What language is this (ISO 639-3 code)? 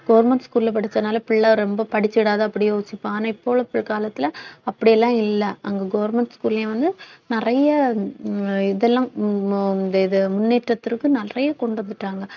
tam